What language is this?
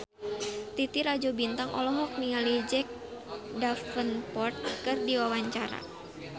Sundanese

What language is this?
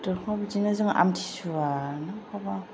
Bodo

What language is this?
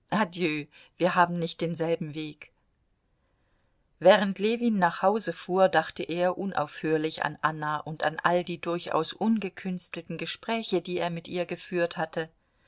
German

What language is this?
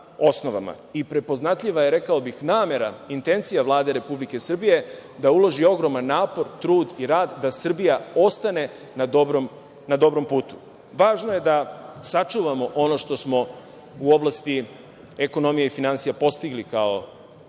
Serbian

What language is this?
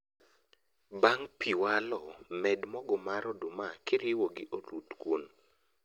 Luo (Kenya and Tanzania)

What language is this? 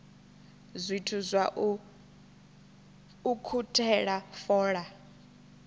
Venda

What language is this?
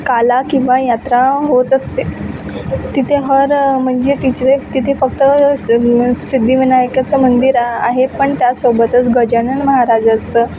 Marathi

